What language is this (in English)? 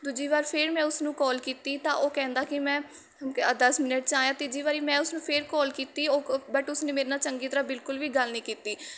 Punjabi